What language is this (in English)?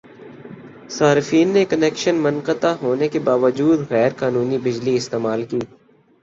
Urdu